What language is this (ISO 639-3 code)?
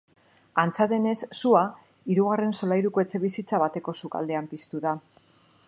eus